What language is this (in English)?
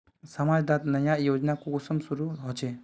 Magahi